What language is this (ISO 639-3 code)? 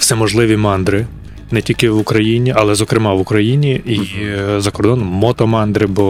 ukr